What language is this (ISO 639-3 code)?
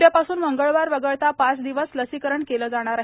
mar